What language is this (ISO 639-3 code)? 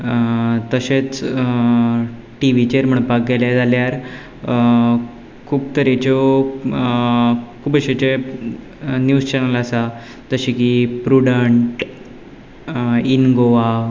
kok